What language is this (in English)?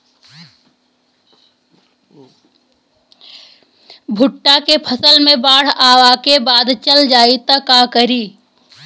Bhojpuri